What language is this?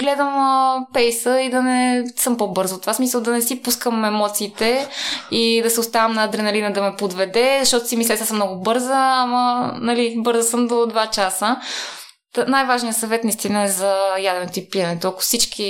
Bulgarian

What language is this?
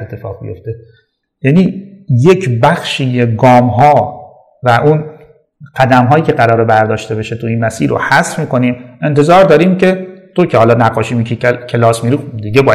Persian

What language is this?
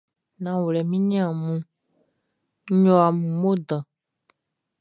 Baoulé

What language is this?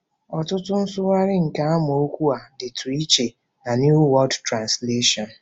Igbo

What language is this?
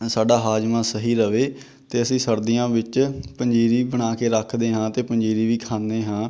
Punjabi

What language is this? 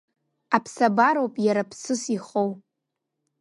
Abkhazian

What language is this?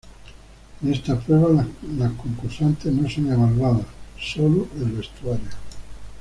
Spanish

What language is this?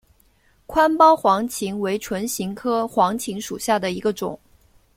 Chinese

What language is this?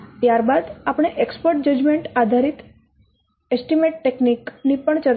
Gujarati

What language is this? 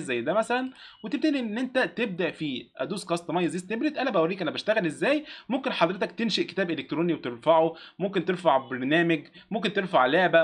Arabic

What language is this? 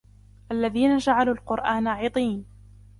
Arabic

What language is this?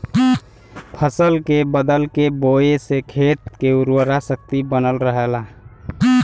Bhojpuri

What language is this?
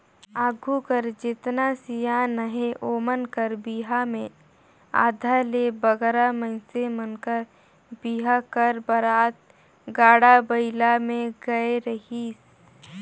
Chhattisgarhi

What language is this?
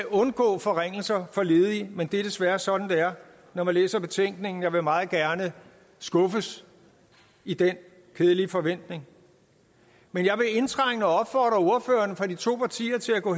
Danish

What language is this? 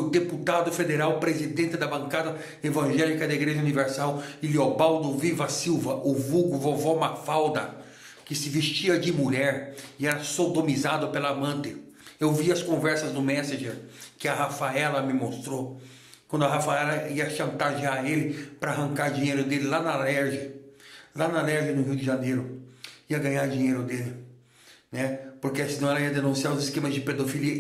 Portuguese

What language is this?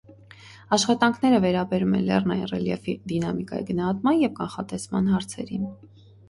Armenian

